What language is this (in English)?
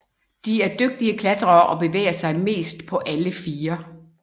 Danish